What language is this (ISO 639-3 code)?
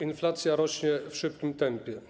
pol